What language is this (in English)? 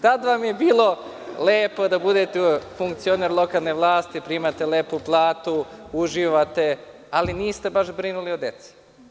Serbian